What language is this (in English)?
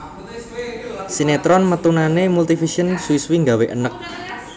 Javanese